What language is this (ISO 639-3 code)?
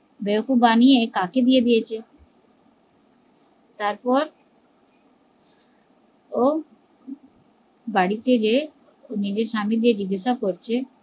ben